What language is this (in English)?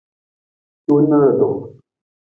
Nawdm